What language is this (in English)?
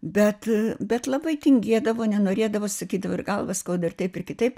Lithuanian